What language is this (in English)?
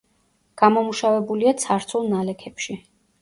Georgian